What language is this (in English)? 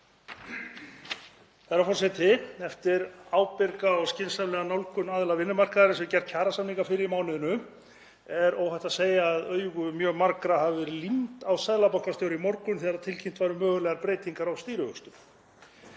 Icelandic